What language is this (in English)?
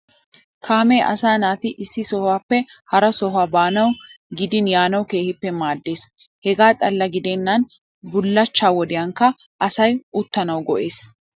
Wolaytta